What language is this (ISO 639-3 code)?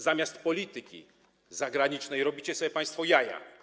pol